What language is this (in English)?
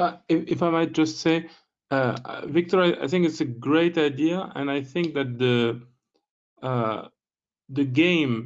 English